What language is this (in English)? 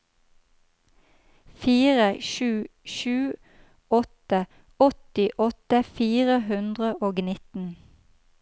Norwegian